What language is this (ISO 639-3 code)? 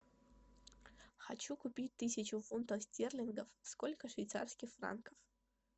rus